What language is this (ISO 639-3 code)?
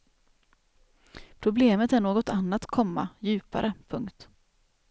swe